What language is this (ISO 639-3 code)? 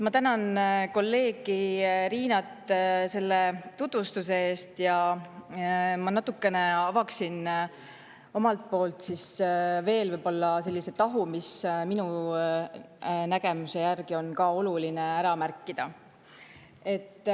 est